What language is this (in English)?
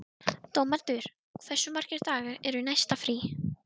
Icelandic